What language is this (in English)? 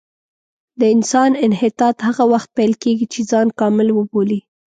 Pashto